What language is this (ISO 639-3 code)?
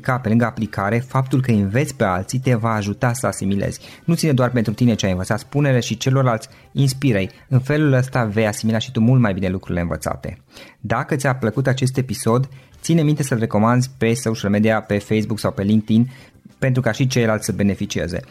ron